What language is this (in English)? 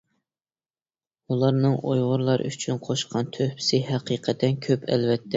Uyghur